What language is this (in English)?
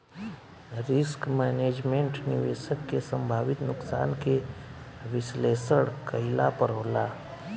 Bhojpuri